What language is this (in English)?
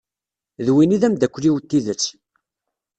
Kabyle